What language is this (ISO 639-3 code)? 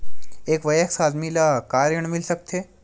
hne